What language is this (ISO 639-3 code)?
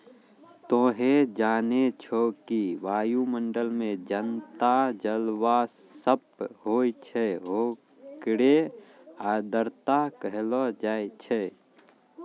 mai